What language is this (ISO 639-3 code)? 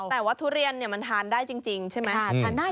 tha